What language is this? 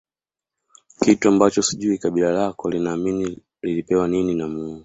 Swahili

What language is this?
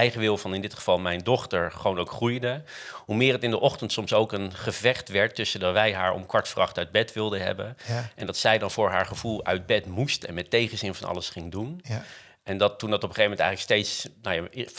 Dutch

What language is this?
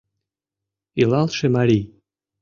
Mari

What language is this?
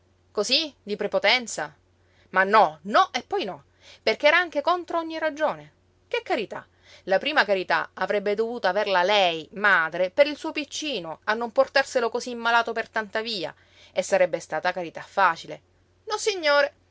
Italian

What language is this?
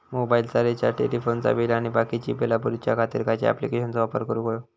Marathi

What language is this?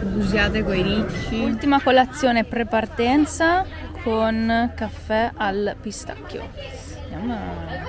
Italian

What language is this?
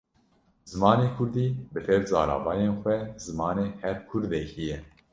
Kurdish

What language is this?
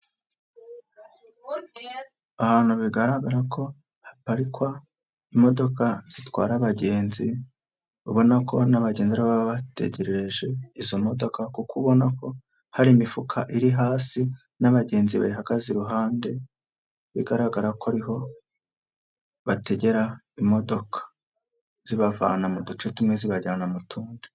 Kinyarwanda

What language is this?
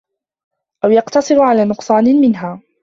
Arabic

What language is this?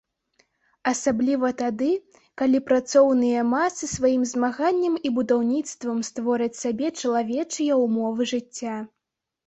Belarusian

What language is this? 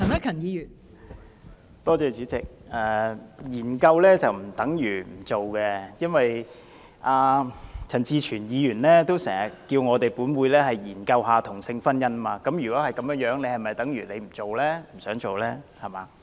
Cantonese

